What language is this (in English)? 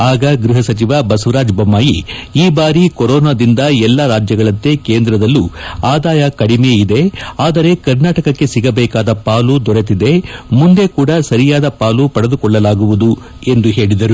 Kannada